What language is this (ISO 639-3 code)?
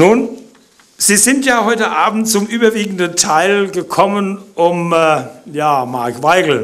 deu